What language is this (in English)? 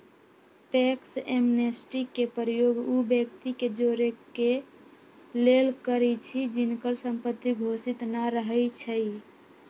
Magahi